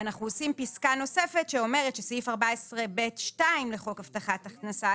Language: Hebrew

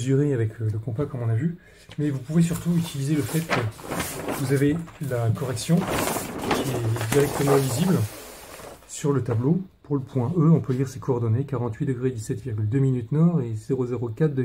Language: French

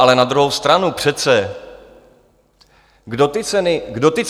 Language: Czech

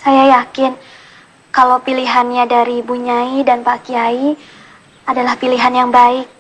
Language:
Indonesian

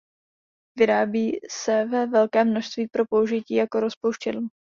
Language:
Czech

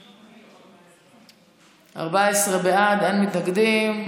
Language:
Hebrew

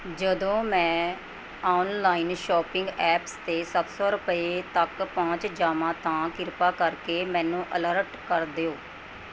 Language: Punjabi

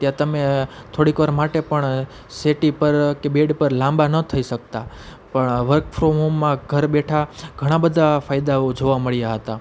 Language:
Gujarati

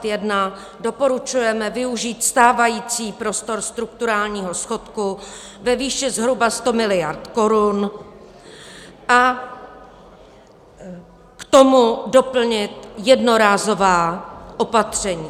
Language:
Czech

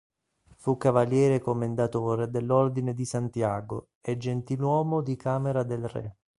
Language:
Italian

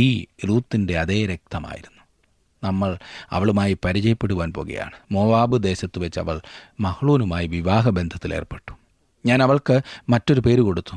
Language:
Malayalam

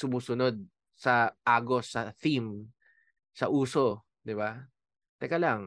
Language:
Filipino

